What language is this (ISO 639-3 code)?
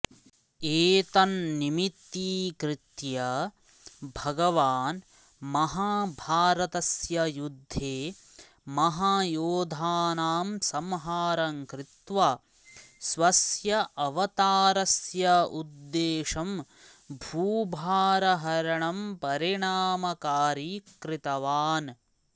san